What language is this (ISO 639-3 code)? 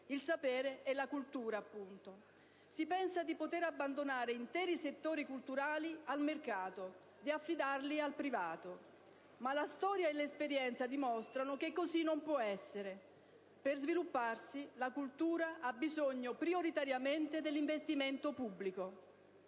ita